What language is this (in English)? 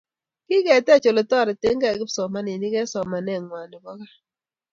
Kalenjin